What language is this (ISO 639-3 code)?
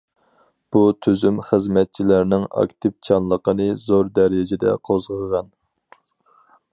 uig